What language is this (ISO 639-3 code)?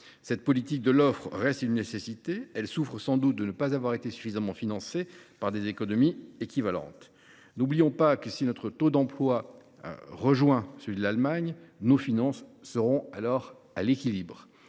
fra